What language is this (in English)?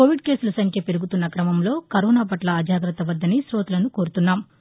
Telugu